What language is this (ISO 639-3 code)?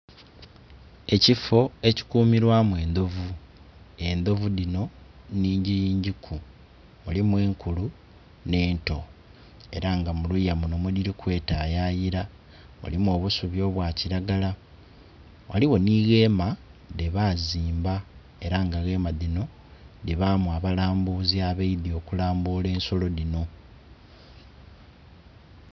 xog